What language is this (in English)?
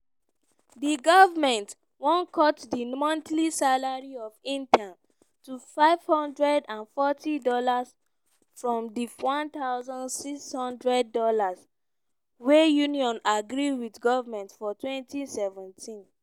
Nigerian Pidgin